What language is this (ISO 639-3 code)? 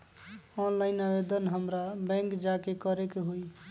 mag